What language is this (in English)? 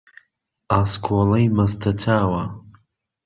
Central Kurdish